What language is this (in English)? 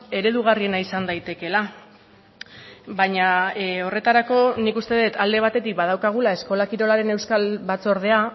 Basque